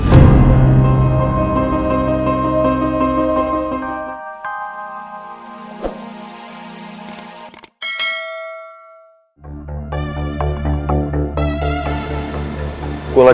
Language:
Indonesian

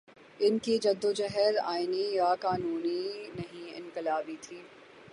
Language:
Urdu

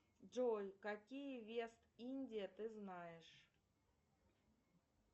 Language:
Russian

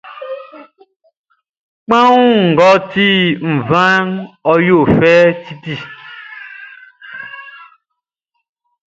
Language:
Baoulé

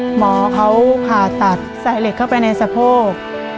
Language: Thai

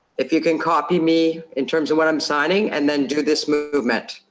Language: English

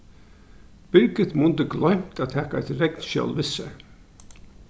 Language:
Faroese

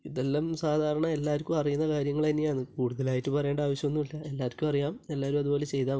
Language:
Malayalam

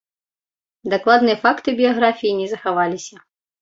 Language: Belarusian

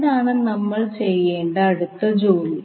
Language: Malayalam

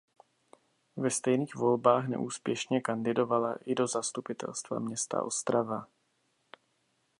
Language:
Czech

